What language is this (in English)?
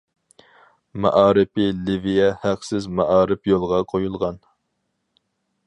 Uyghur